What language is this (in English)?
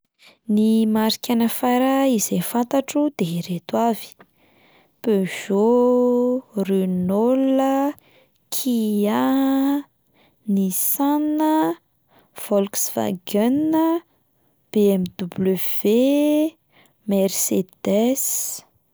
Malagasy